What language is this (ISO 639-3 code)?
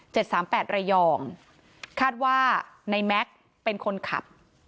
tha